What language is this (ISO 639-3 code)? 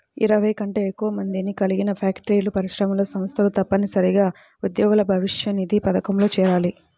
tel